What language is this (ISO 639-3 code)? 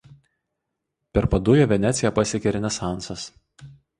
lit